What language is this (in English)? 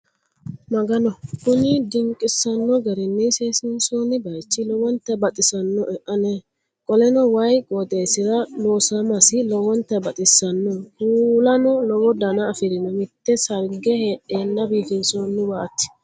Sidamo